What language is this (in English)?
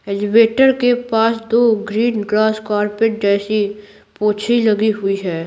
Hindi